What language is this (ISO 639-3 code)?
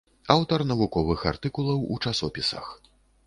bel